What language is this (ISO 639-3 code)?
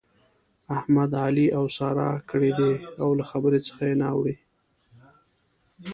pus